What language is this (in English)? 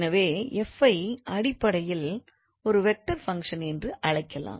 Tamil